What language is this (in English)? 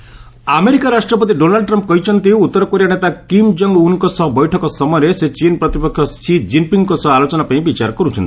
Odia